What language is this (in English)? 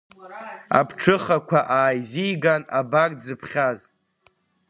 Abkhazian